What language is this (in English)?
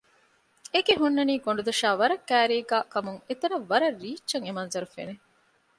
Divehi